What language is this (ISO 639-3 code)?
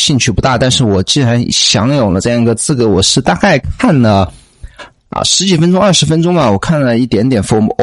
zho